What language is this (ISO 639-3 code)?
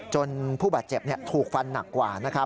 tha